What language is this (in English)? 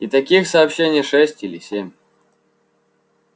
Russian